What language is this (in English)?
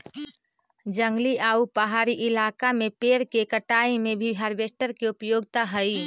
Magahi